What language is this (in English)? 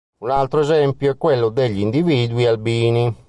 Italian